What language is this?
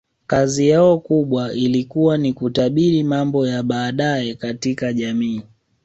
Swahili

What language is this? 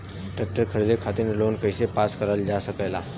Bhojpuri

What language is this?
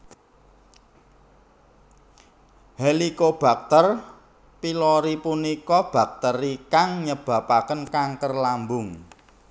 Javanese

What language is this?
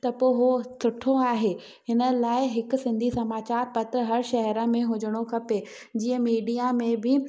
Sindhi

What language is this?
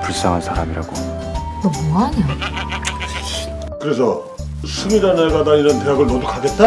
Korean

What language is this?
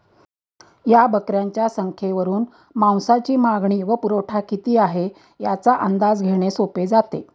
Marathi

